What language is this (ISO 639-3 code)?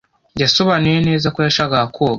kin